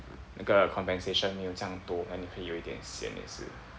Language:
English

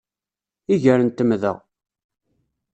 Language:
Kabyle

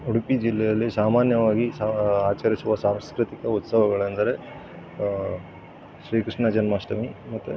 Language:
Kannada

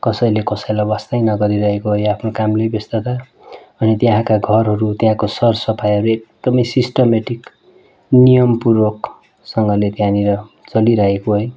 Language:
Nepali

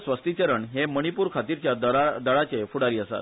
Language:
Konkani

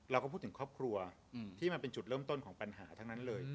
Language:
Thai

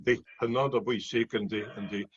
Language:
Welsh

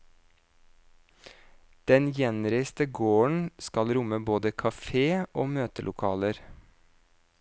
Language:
Norwegian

